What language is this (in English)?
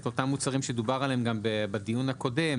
Hebrew